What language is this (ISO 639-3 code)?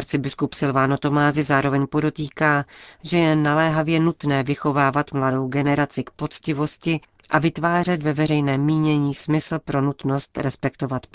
ces